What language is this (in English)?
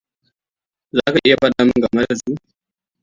Hausa